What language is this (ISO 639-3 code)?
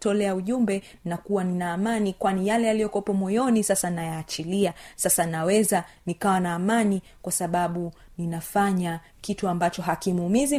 swa